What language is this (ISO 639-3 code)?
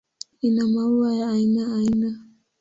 swa